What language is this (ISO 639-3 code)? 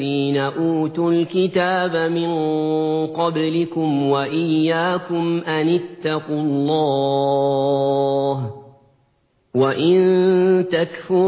ara